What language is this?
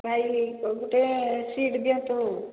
Odia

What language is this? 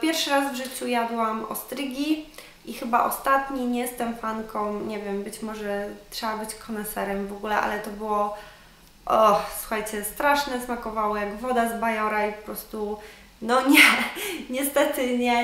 Polish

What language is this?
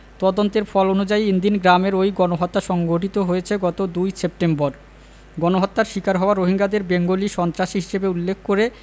Bangla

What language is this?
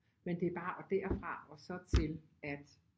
Danish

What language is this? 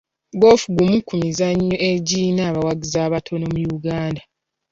Ganda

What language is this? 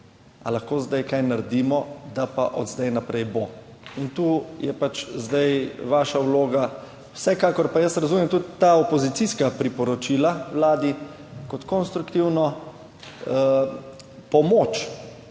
Slovenian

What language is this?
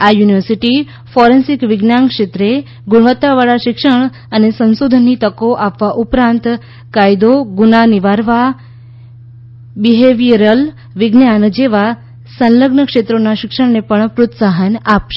Gujarati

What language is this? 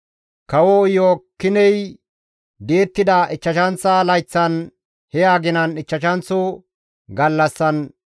Gamo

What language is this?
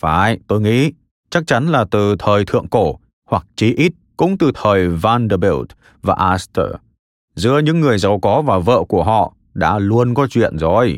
Vietnamese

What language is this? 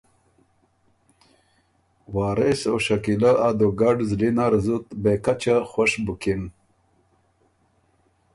Ormuri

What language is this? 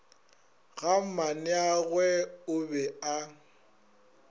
Northern Sotho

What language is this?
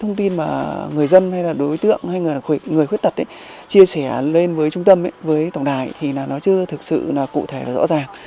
Vietnamese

